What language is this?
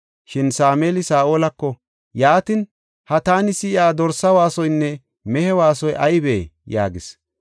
Gofa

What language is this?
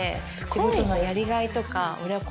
Japanese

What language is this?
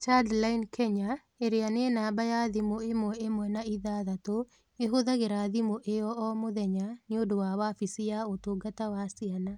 Kikuyu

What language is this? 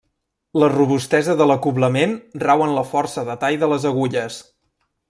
Catalan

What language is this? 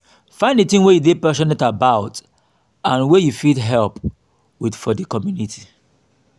Nigerian Pidgin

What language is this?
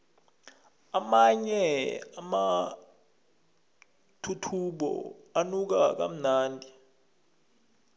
South Ndebele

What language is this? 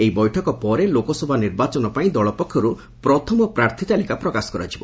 Odia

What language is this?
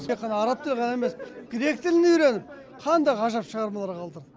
Kazakh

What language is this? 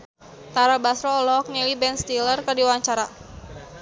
Sundanese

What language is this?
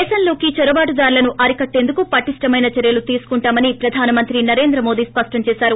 Telugu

